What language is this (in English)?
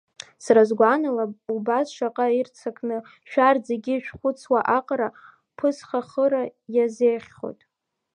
Abkhazian